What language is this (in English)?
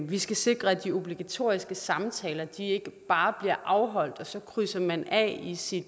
Danish